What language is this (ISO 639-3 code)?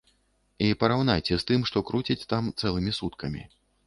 bel